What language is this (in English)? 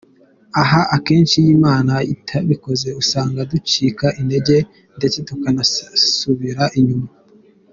Kinyarwanda